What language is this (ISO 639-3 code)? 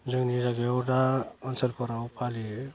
brx